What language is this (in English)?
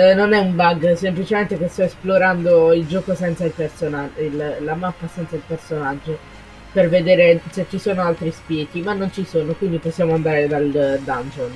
Italian